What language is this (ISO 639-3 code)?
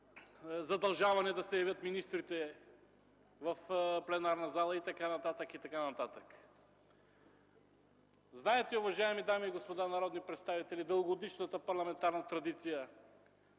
bul